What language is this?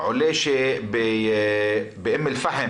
Hebrew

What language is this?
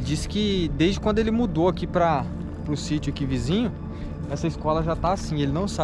Portuguese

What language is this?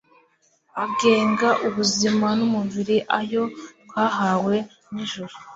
Kinyarwanda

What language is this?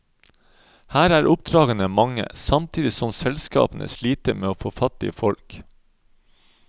Norwegian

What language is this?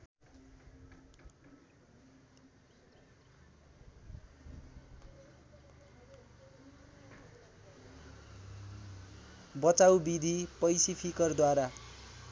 Nepali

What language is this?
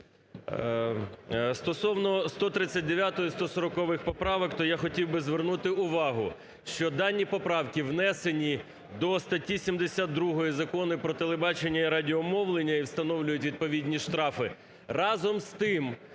Ukrainian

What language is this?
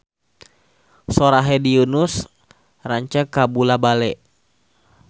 Sundanese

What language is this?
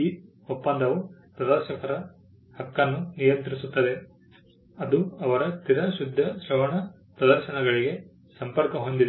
Kannada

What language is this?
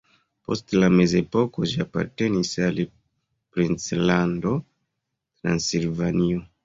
Esperanto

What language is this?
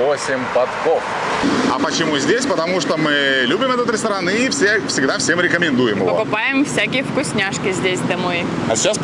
Russian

